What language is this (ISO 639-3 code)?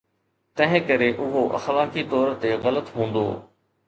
snd